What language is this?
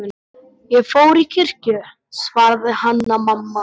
Icelandic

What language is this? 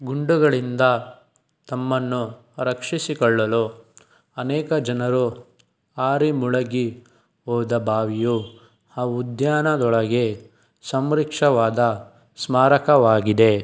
Kannada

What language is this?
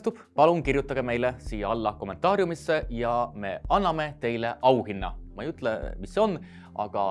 Estonian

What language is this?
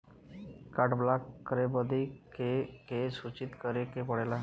Bhojpuri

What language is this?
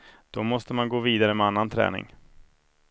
Swedish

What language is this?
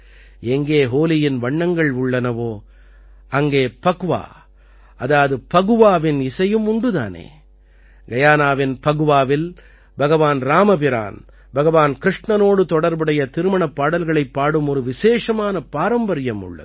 Tamil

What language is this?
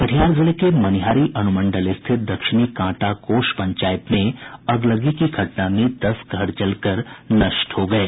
Hindi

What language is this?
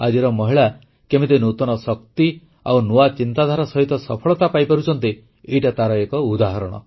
Odia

